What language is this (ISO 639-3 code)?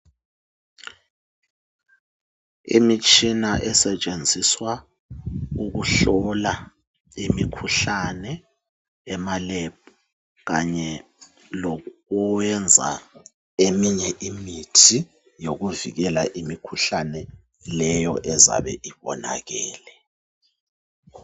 nde